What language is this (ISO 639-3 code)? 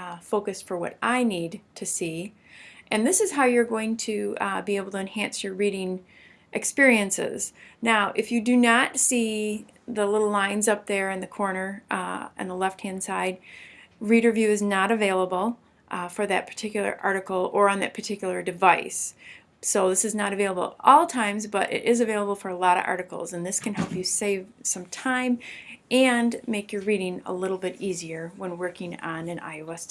eng